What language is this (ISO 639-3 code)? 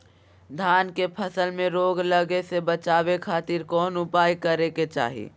mag